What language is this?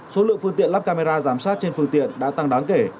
Vietnamese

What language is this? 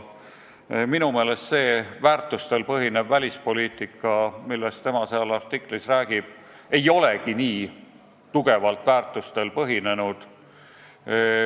Estonian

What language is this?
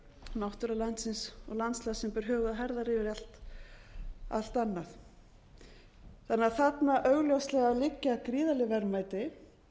Icelandic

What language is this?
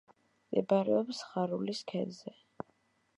Georgian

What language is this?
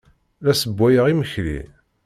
Kabyle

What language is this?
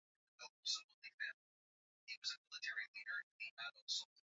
Swahili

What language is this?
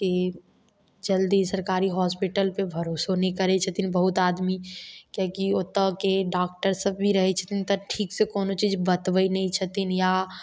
Maithili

